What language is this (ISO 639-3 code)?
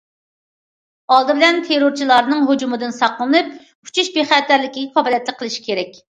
uig